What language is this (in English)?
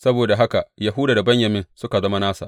Hausa